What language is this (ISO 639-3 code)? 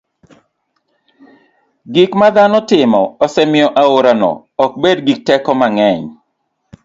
luo